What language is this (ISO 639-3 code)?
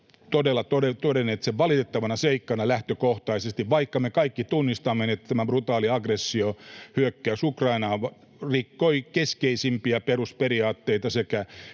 fin